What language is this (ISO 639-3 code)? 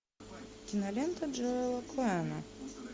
rus